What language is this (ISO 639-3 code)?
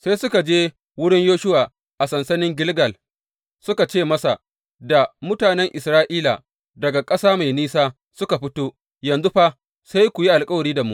hau